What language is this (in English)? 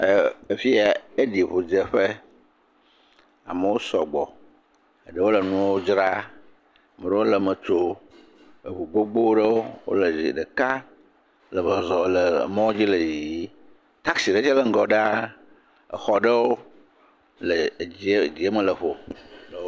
Ewe